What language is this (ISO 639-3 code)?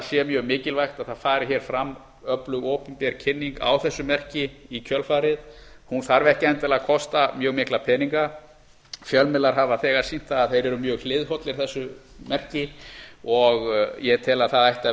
isl